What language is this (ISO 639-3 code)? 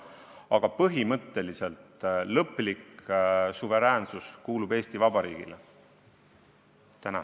est